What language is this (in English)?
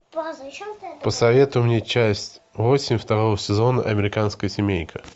Russian